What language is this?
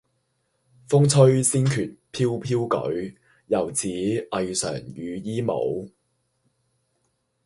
Cantonese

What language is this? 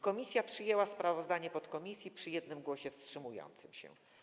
Polish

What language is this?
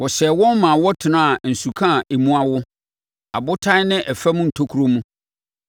Akan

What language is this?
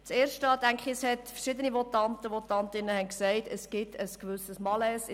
Swiss German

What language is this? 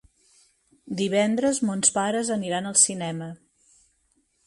Catalan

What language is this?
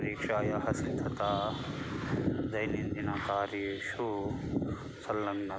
Sanskrit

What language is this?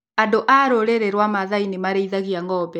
Kikuyu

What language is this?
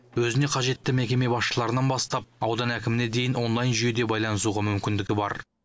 Kazakh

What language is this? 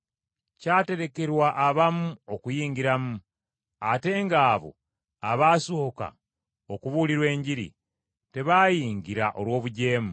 Ganda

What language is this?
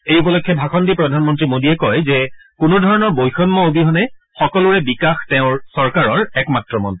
Assamese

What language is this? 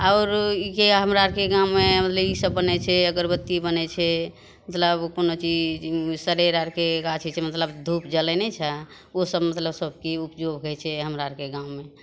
Maithili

